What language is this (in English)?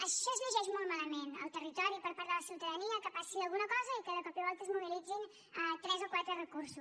Catalan